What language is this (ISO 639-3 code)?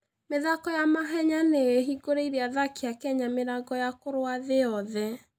kik